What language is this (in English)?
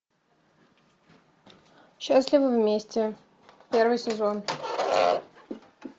Russian